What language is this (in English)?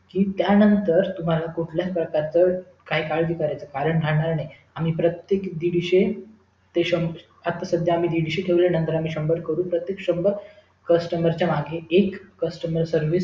Marathi